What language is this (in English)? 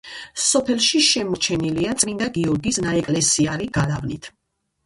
Georgian